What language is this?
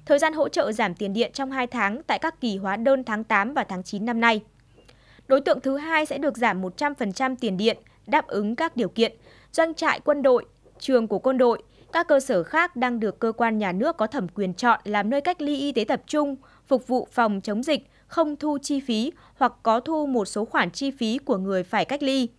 Vietnamese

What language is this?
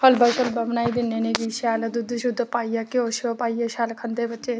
Dogri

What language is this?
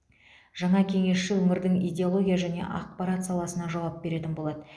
Kazakh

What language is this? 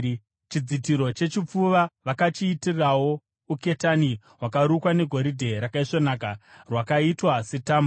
Shona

